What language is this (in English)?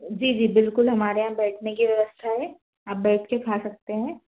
Hindi